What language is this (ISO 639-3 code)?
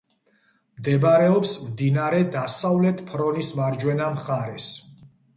kat